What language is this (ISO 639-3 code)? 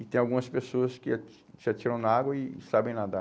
por